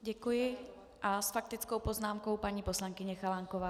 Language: Czech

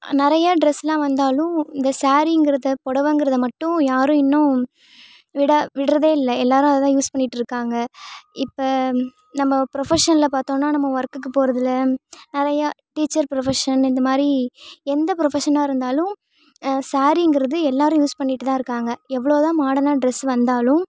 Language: Tamil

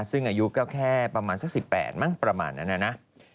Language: Thai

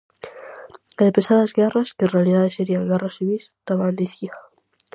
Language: Galician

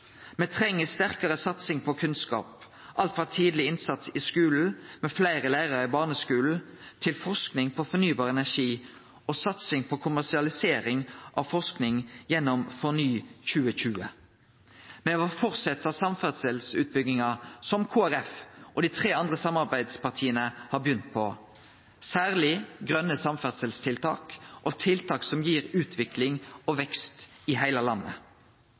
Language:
Norwegian Nynorsk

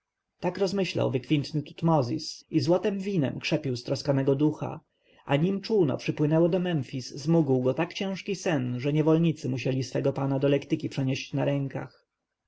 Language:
Polish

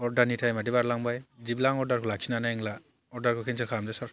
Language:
Bodo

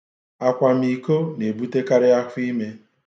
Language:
Igbo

